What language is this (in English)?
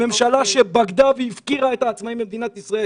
Hebrew